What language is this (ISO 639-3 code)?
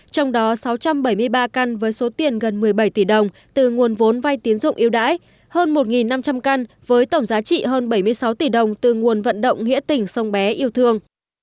vie